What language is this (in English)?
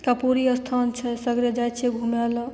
Maithili